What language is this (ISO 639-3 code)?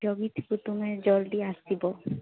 ori